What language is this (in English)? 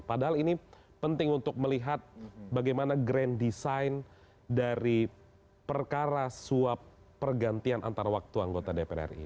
Indonesian